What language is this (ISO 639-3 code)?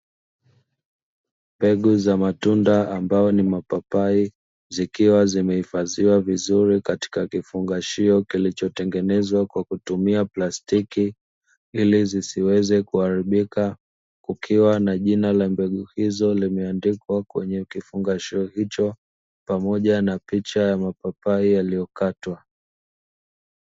swa